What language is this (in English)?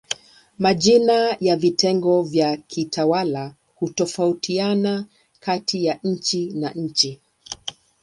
Swahili